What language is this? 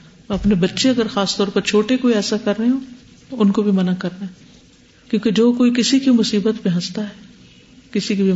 Urdu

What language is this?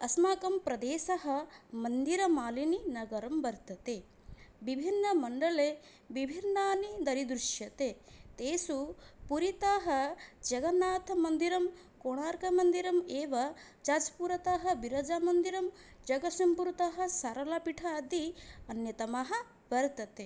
Sanskrit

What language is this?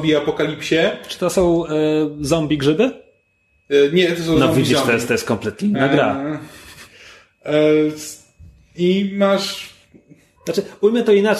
Polish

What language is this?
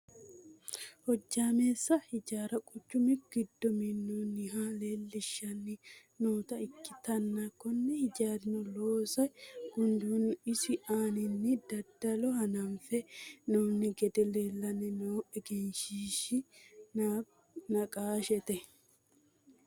Sidamo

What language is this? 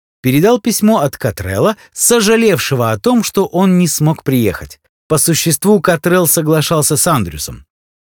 Russian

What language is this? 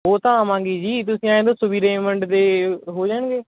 Punjabi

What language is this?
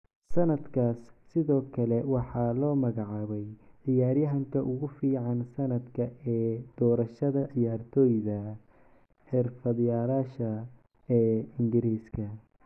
Somali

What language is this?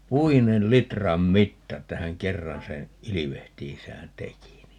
Finnish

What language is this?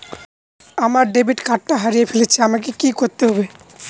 Bangla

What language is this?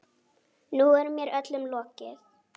Icelandic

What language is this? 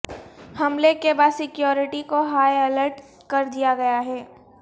Urdu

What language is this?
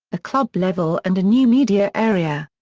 English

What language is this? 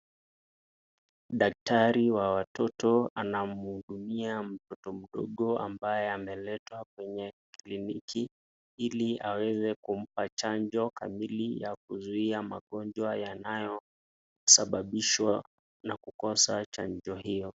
Swahili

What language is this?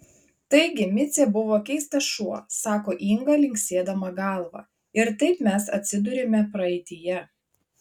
Lithuanian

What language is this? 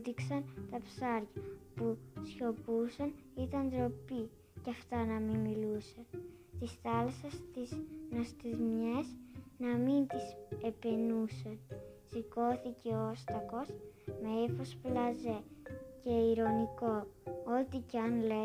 Greek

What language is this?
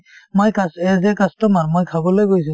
Assamese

